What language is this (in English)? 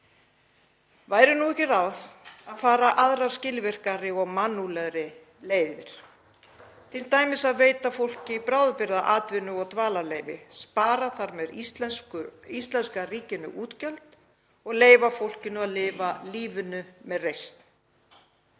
Icelandic